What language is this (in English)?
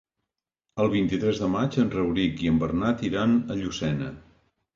Catalan